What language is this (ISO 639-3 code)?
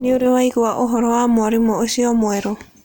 kik